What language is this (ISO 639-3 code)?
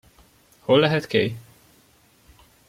hun